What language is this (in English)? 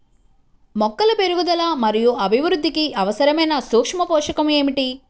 Telugu